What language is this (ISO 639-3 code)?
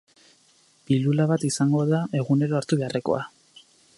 eus